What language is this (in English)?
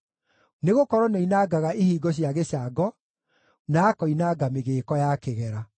Kikuyu